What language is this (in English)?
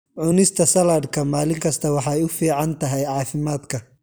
Somali